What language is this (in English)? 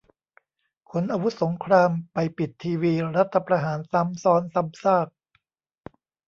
Thai